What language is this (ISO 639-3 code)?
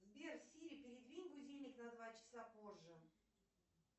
rus